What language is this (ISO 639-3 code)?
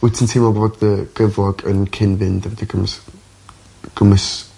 cym